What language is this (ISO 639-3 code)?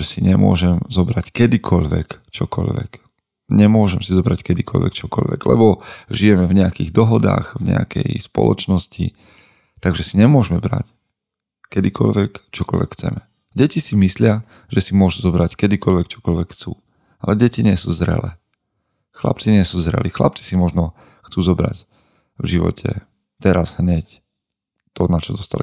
slk